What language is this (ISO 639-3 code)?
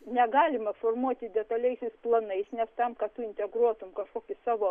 lit